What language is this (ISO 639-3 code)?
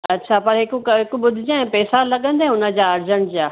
snd